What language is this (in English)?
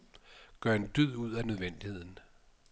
Danish